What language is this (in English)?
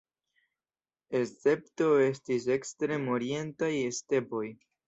Esperanto